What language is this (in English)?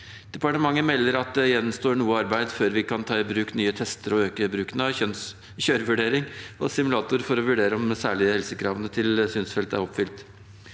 Norwegian